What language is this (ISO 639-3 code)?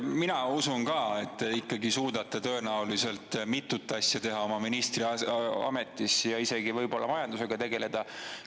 est